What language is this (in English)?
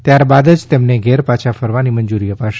Gujarati